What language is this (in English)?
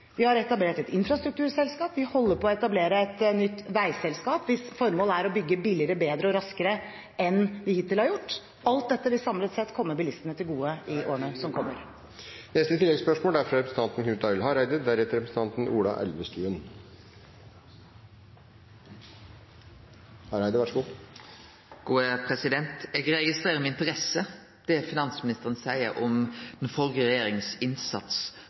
Norwegian